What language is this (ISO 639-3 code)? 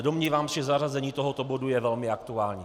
ces